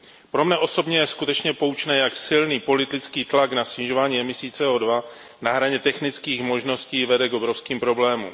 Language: Czech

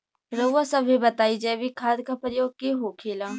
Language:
Bhojpuri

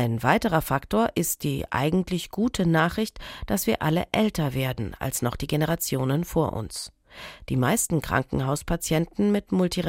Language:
German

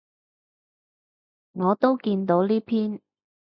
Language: Cantonese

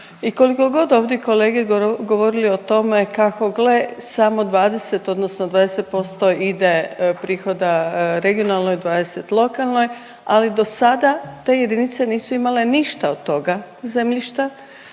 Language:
Croatian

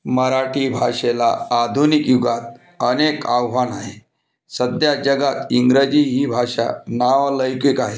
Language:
Marathi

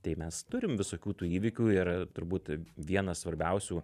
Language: Lithuanian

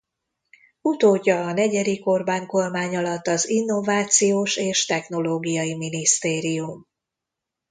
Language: Hungarian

